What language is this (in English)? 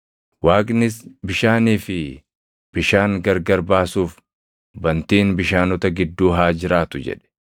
Oromo